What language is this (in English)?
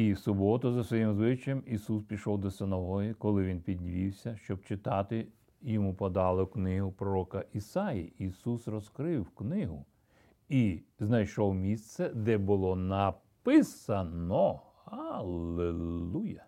Ukrainian